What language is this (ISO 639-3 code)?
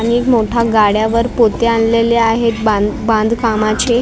mar